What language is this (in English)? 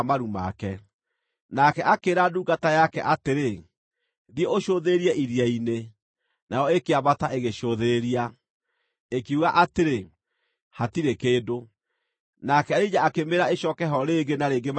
Kikuyu